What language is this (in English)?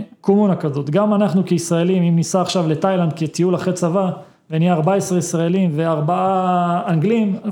Hebrew